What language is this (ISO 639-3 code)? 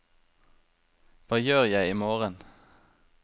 nor